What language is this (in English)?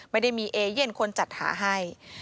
Thai